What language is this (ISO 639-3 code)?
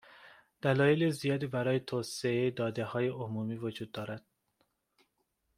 fas